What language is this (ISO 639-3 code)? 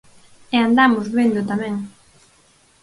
glg